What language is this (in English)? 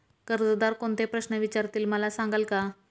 Marathi